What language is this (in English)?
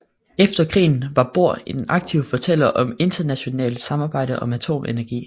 Danish